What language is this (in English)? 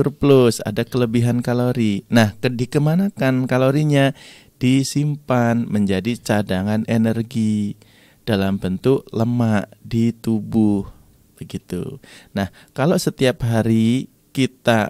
Indonesian